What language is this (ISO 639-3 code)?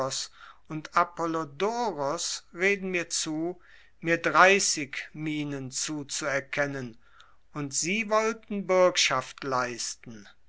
deu